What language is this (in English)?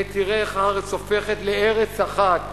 Hebrew